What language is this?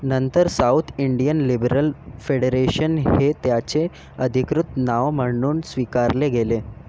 Marathi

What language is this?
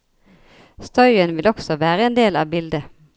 Norwegian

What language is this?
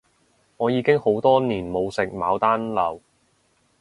Cantonese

